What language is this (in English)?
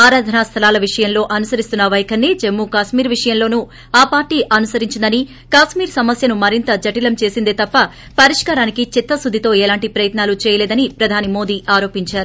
Telugu